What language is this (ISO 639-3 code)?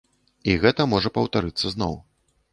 bel